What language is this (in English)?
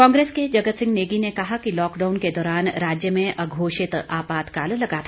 Hindi